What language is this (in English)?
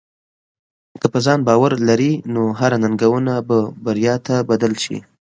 Pashto